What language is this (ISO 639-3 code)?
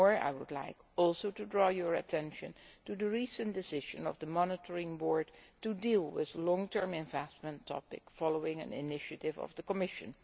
eng